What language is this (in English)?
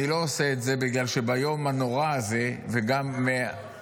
Hebrew